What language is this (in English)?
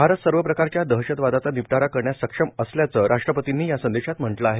Marathi